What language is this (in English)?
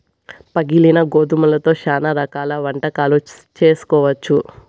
Telugu